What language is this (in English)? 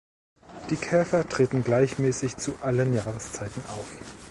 German